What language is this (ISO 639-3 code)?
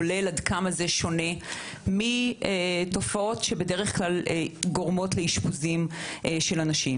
heb